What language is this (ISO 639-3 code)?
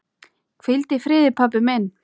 isl